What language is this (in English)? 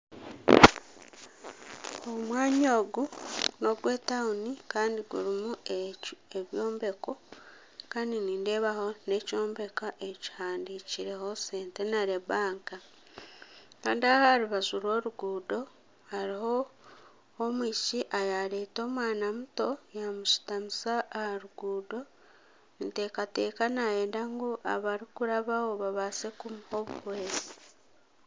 Nyankole